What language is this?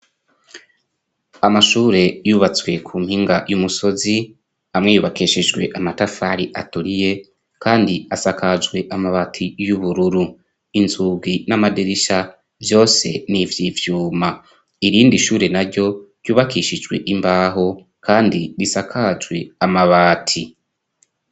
Rundi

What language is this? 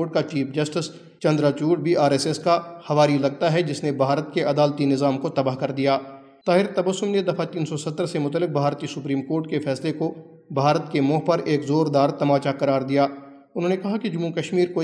Urdu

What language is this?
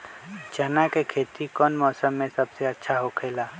Magahi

